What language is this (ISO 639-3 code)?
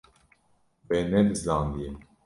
kur